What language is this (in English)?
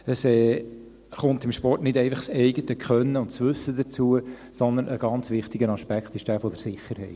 Swiss German